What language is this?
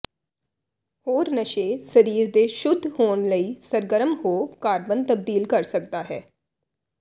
Punjabi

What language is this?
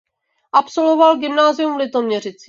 Czech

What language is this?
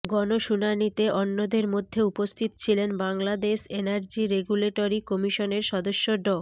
Bangla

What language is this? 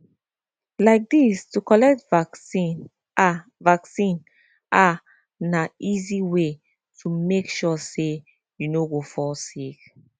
Nigerian Pidgin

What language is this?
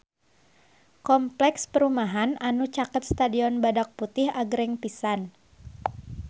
Sundanese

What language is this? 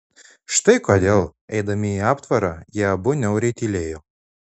Lithuanian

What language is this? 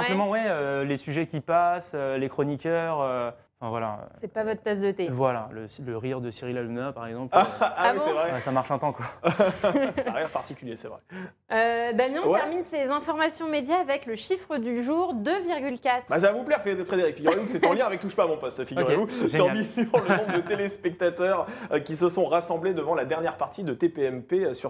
French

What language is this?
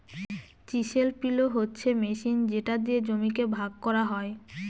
Bangla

